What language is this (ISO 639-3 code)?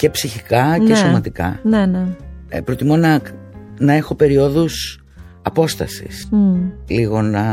ell